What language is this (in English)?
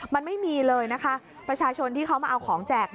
Thai